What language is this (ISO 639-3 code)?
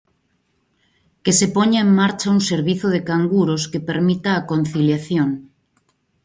glg